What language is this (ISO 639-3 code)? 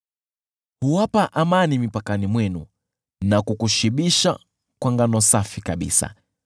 swa